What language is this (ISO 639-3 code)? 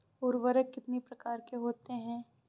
hin